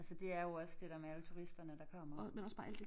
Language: Danish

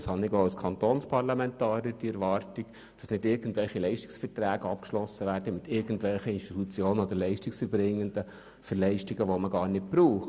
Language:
Swiss German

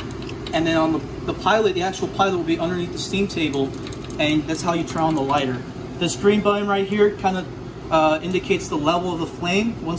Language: English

